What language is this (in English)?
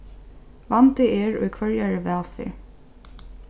Faroese